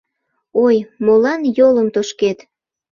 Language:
Mari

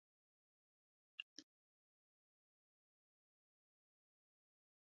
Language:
Kalkoti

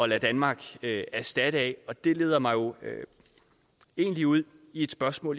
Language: Danish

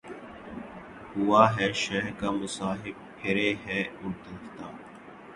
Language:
Urdu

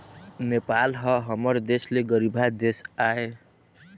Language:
Chhattisgarhi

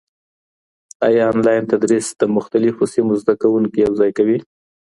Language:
Pashto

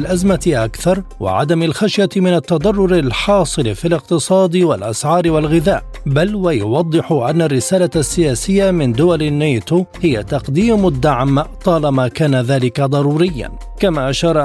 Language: Arabic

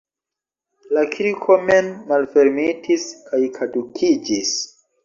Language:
Esperanto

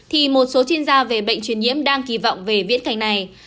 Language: Vietnamese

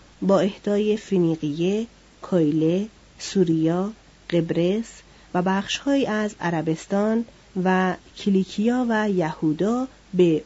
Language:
Persian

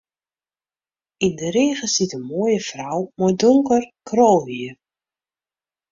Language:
Western Frisian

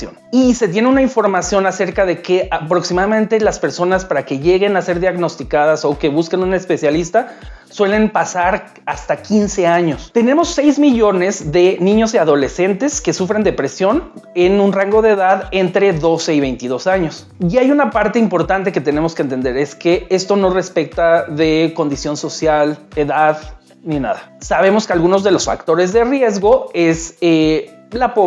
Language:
Spanish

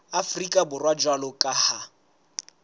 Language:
Southern Sotho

